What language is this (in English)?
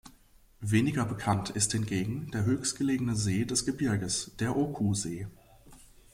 German